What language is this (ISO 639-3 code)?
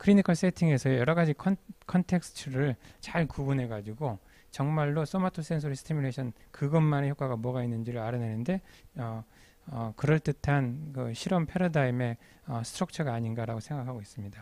kor